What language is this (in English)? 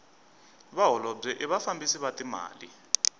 Tsonga